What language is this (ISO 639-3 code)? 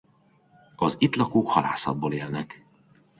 hun